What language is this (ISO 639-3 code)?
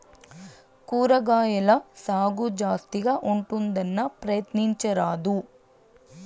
tel